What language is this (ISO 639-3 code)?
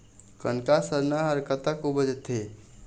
hne